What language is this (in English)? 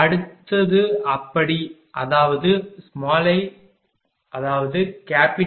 Tamil